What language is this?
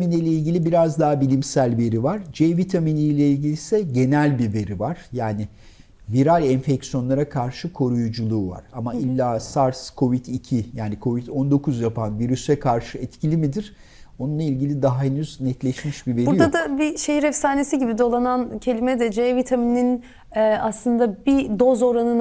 Turkish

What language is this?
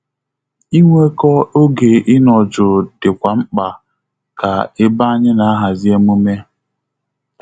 Igbo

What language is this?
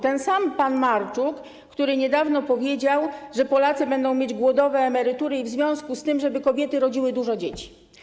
Polish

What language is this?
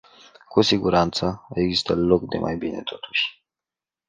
Romanian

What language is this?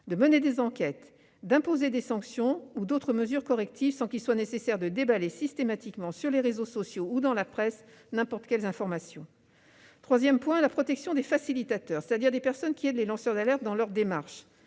French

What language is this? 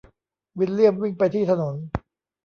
Thai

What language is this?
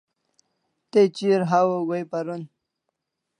Kalasha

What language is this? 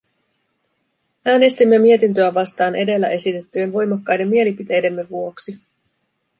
Finnish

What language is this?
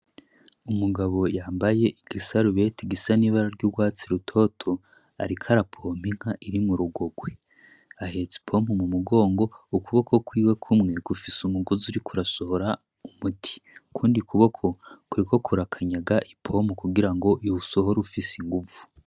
Rundi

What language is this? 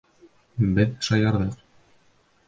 Bashkir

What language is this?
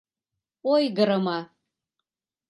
Mari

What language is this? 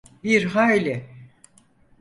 Turkish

